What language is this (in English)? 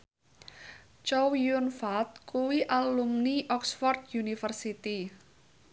Javanese